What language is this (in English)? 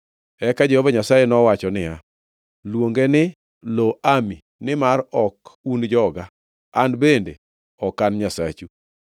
Luo (Kenya and Tanzania)